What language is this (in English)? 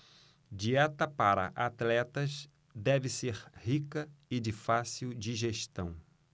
Portuguese